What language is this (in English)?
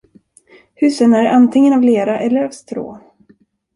Swedish